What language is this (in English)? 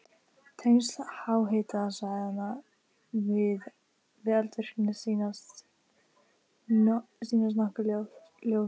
Icelandic